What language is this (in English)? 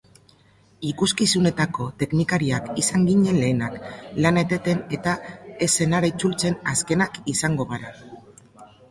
Basque